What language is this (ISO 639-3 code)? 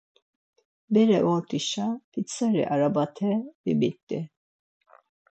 lzz